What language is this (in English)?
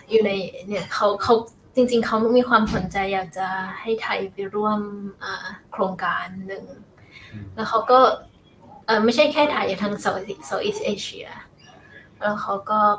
Thai